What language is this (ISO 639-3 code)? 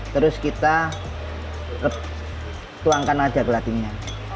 ind